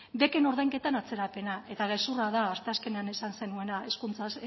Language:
Basque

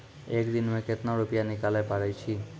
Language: Maithili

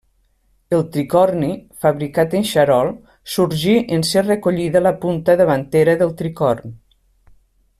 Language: Catalan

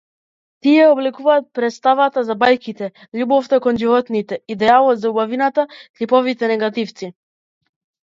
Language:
Macedonian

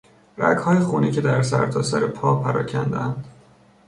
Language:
Persian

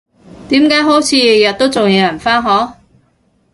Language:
Cantonese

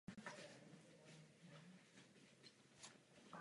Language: Czech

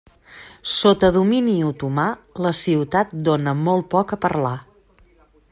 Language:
Catalan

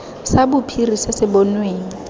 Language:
Tswana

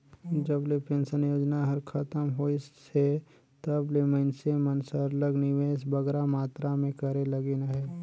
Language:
Chhattisgarhi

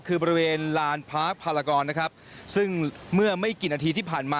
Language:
Thai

